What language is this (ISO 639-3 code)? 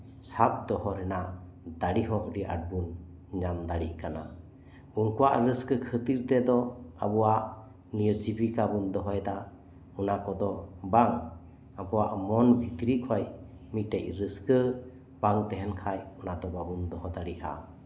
sat